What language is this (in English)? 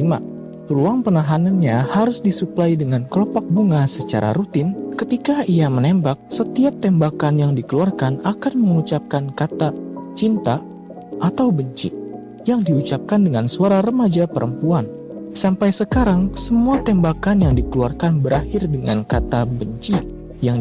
Indonesian